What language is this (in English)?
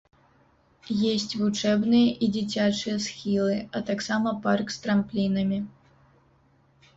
Belarusian